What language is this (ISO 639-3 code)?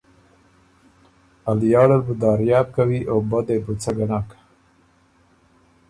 oru